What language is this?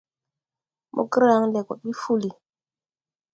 Tupuri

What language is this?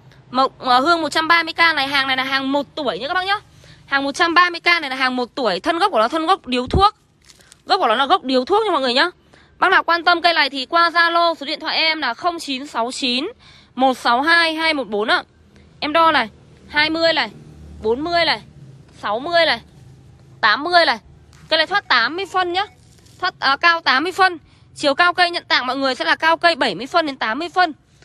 Vietnamese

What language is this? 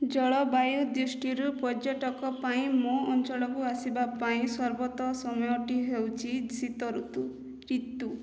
Odia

